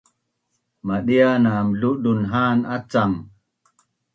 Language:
Bunun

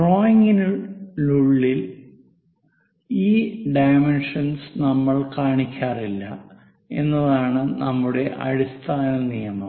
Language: Malayalam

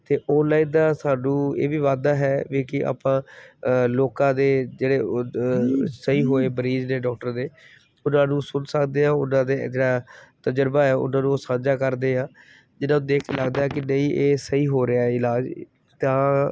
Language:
Punjabi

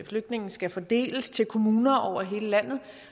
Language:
Danish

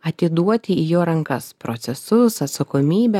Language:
Lithuanian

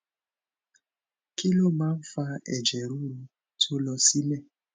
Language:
Yoruba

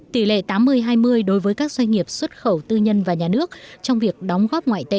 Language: Vietnamese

